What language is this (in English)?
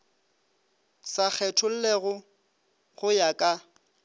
Northern Sotho